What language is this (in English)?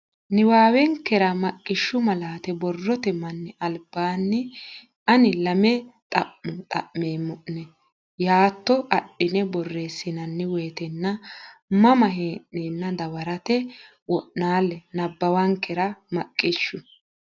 Sidamo